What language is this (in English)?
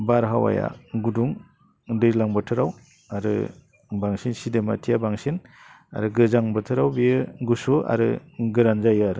Bodo